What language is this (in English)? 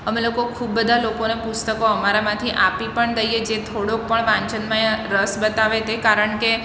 Gujarati